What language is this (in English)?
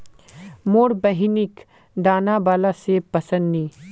Magahi